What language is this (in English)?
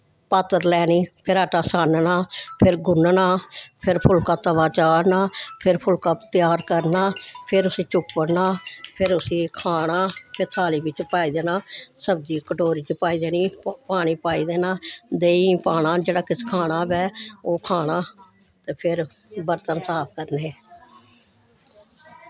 Dogri